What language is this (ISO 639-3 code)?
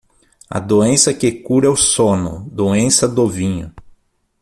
por